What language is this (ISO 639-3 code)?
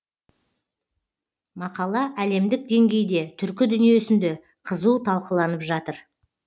kaz